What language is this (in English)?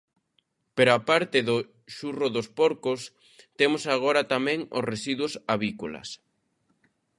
Galician